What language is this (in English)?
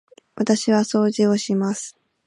Japanese